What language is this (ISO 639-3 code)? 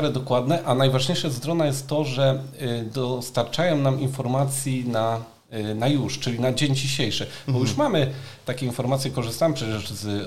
pol